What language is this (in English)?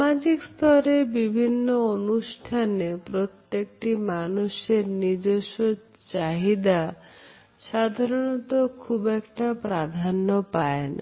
Bangla